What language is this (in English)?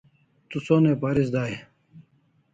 Kalasha